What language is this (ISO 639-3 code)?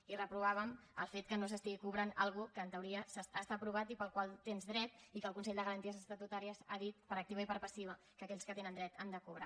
cat